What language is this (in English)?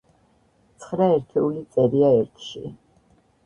Georgian